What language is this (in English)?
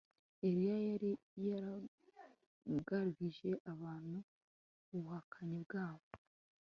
Kinyarwanda